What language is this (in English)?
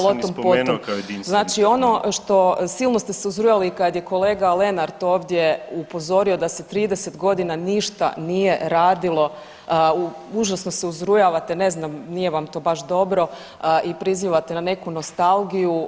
Croatian